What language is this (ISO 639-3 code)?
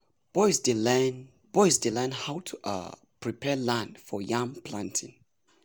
pcm